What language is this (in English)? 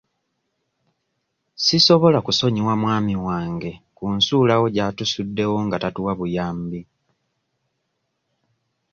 Ganda